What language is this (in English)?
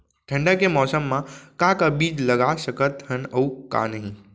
Chhattisgarhi